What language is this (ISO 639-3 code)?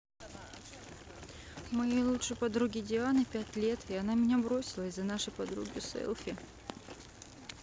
rus